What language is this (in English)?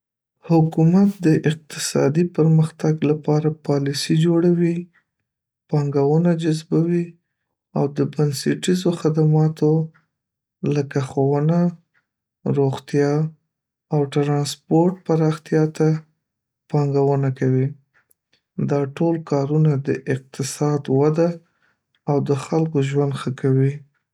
Pashto